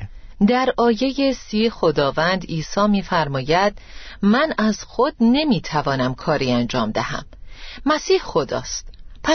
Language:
Persian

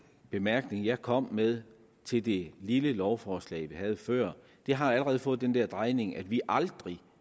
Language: Danish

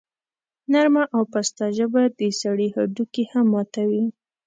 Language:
Pashto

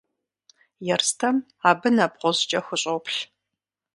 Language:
Kabardian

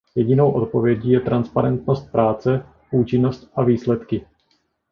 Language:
Czech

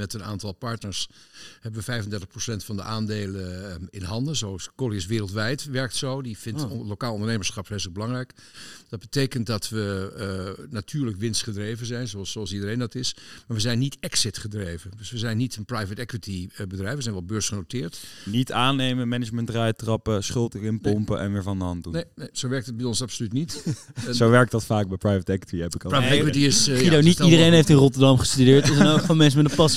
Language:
Dutch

